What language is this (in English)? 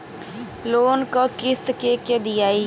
Bhojpuri